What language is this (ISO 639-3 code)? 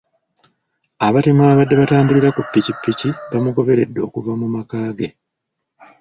lug